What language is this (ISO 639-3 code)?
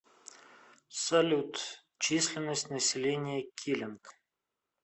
rus